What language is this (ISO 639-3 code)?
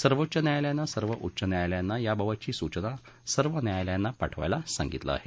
mar